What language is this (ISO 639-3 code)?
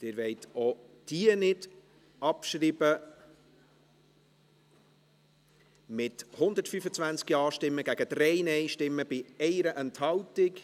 gsw